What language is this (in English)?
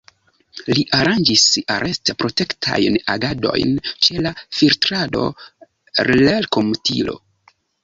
Esperanto